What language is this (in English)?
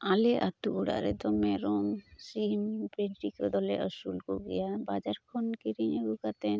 Santali